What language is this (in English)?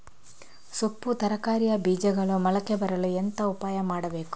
Kannada